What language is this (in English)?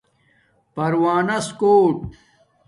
Domaaki